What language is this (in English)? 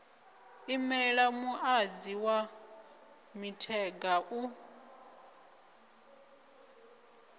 Venda